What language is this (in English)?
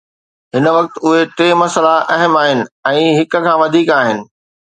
Sindhi